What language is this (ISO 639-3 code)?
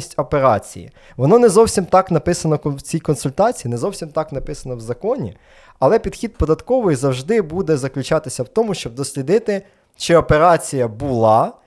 ukr